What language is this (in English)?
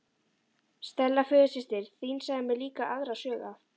Icelandic